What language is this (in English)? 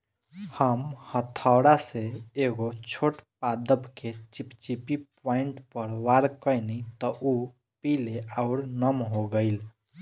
Bhojpuri